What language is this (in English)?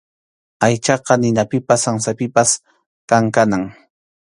Arequipa-La Unión Quechua